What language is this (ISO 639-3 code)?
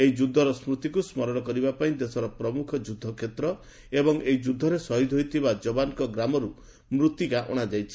ori